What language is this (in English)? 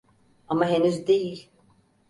Turkish